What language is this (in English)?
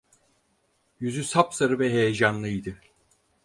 Turkish